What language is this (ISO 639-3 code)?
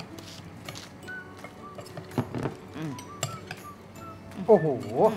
tha